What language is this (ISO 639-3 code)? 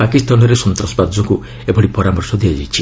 ori